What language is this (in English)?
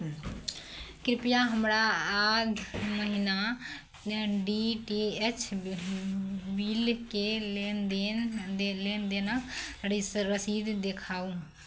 Maithili